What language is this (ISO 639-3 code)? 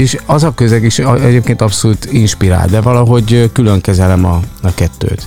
hun